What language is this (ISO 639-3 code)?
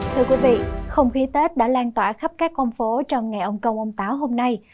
vie